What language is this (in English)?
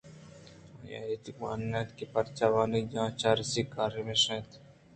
Eastern Balochi